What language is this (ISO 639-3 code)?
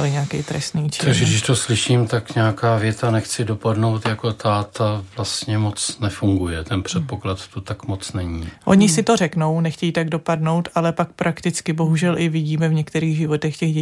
ces